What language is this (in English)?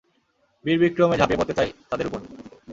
Bangla